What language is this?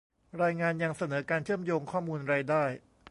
Thai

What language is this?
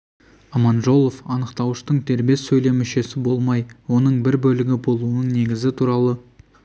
Kazakh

